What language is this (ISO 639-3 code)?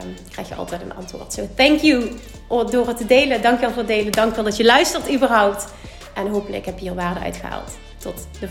nld